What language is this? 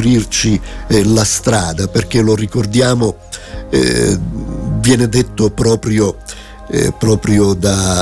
Italian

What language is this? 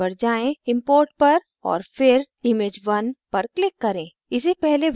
Hindi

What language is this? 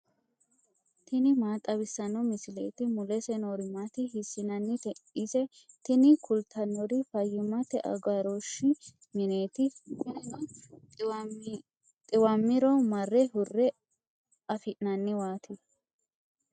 Sidamo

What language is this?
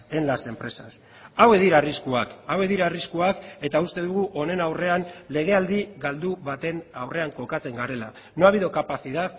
Basque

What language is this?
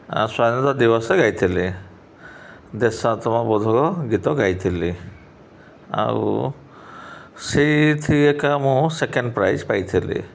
Odia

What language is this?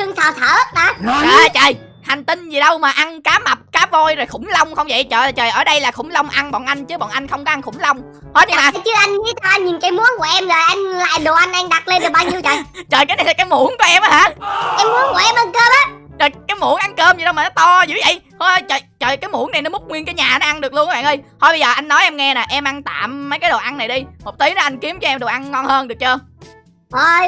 Vietnamese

